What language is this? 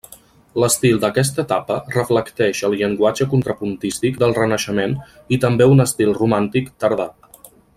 Catalan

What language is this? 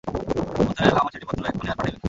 Bangla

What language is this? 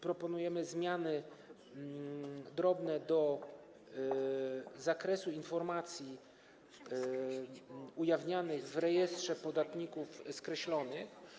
Polish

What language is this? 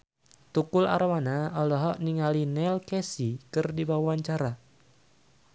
Sundanese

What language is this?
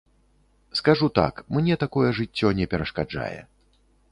Belarusian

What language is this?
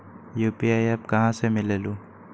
Magahi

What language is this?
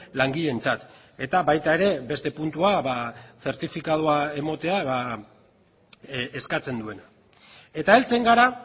Basque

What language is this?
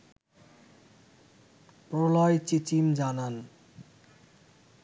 Bangla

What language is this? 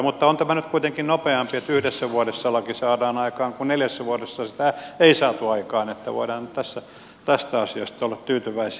Finnish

